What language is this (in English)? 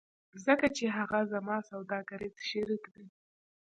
Pashto